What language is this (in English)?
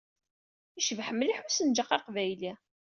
Kabyle